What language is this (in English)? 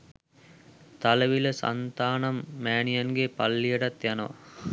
Sinhala